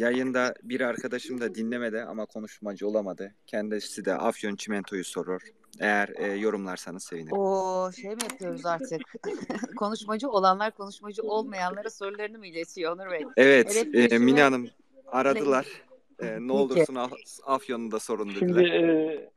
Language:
Turkish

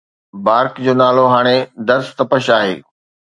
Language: Sindhi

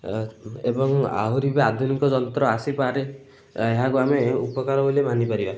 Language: Odia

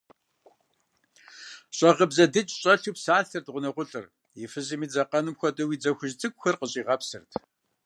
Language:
Kabardian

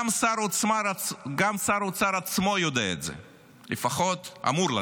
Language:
Hebrew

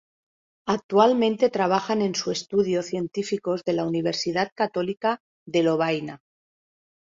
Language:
Spanish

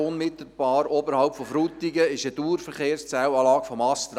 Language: Swiss German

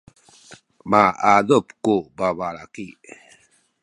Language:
Sakizaya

